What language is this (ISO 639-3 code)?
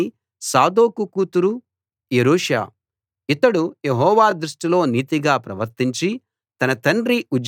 tel